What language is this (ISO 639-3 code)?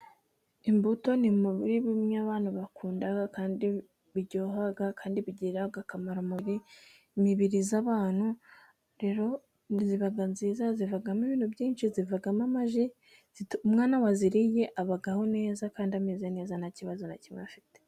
kin